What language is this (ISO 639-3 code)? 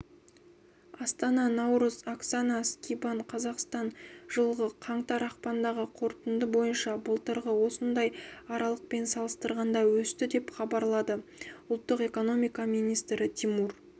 kaz